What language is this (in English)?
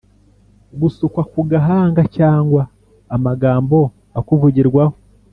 Kinyarwanda